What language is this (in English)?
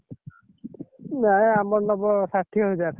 Odia